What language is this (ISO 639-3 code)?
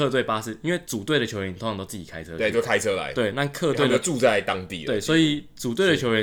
zho